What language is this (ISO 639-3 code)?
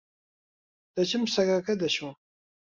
ckb